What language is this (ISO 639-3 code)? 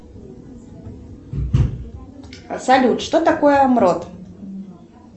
rus